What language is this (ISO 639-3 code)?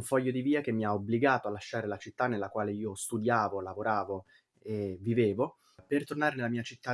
ita